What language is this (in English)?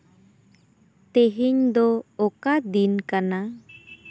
Santali